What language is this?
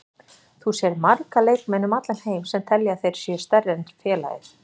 Icelandic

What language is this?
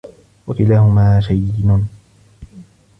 Arabic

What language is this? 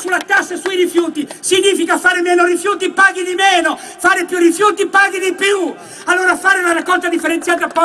Italian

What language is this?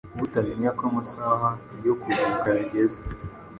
Kinyarwanda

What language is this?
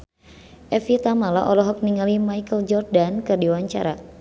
Sundanese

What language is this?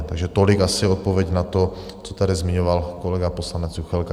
Czech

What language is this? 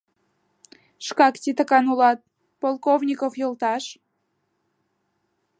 Mari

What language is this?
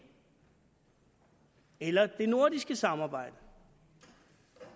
Danish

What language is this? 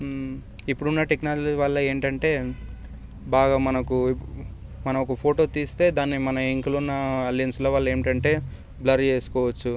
Telugu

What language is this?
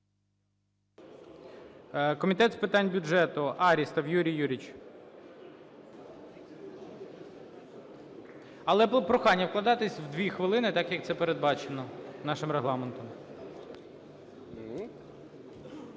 Ukrainian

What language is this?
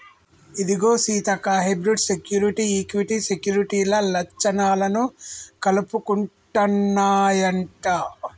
Telugu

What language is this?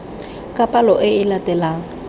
Tswana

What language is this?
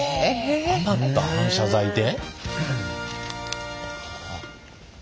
Japanese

